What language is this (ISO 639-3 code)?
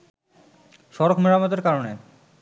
ben